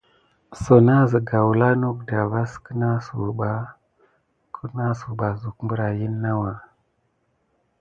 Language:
Gidar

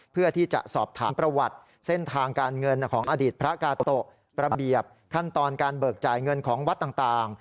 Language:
Thai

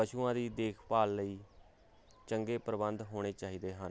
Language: Punjabi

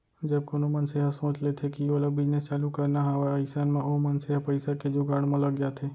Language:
Chhattisgarhi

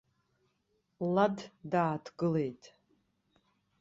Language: Abkhazian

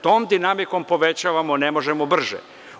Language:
Serbian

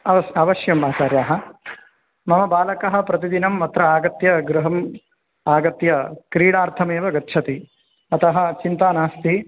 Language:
Sanskrit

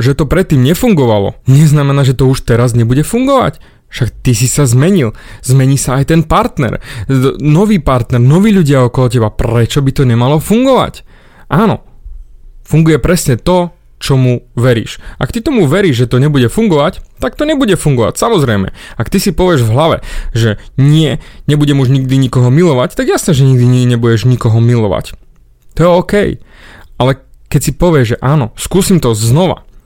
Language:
Slovak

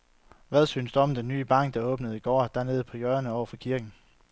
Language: Danish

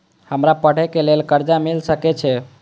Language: Maithili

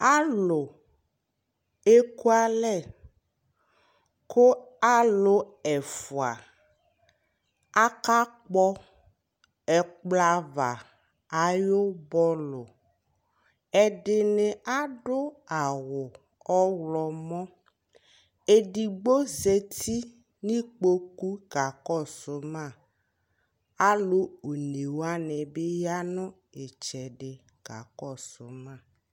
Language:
Ikposo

